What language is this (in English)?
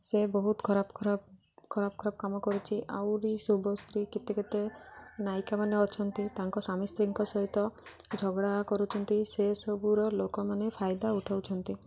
Odia